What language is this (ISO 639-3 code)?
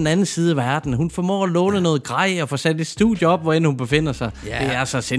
dan